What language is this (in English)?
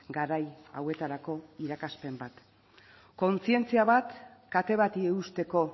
Basque